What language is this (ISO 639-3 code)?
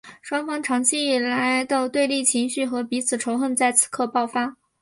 zho